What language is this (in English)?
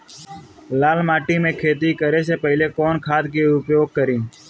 Bhojpuri